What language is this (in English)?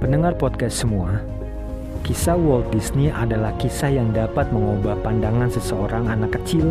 Indonesian